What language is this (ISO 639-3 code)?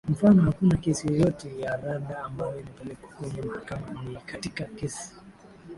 swa